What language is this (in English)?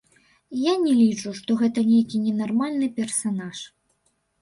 Belarusian